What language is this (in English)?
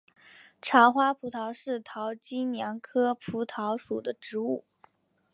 Chinese